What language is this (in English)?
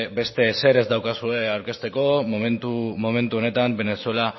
Basque